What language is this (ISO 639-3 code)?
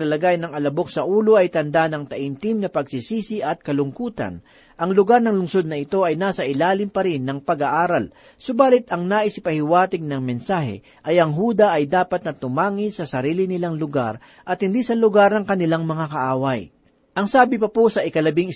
fil